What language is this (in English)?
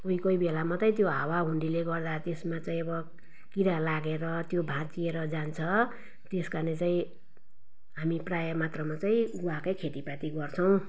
Nepali